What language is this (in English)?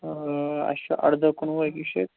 Kashmiri